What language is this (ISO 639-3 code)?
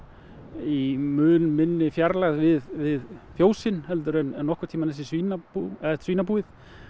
isl